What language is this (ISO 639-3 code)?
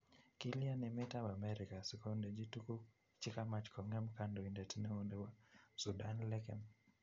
kln